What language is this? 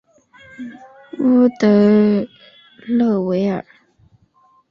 Chinese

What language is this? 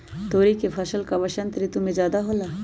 Magahi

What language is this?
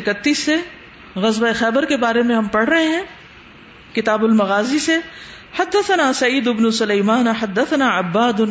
Urdu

